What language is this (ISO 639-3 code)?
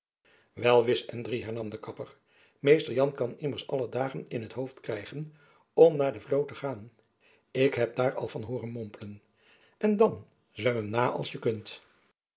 nld